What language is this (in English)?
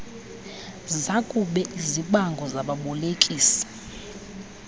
Xhosa